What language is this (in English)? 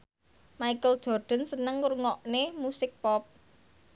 Javanese